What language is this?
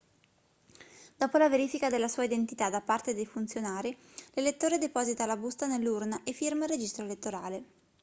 Italian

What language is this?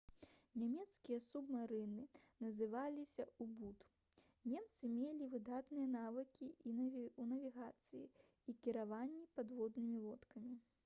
Belarusian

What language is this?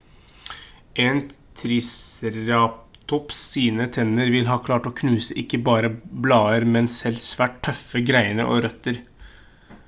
Norwegian Bokmål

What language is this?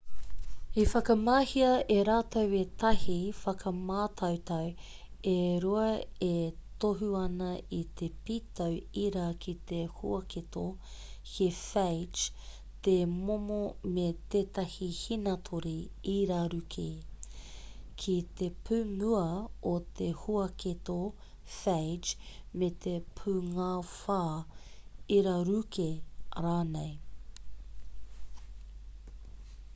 Māori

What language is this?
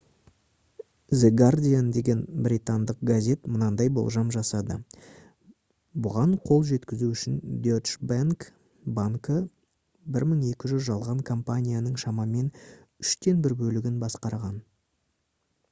Kazakh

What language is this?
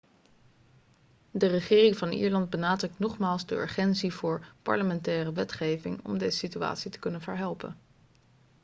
Dutch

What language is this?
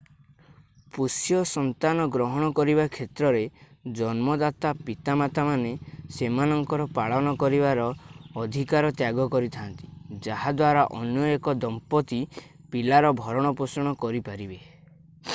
Odia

